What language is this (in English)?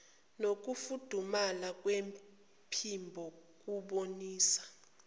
Zulu